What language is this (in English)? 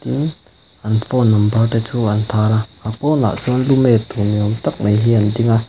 Mizo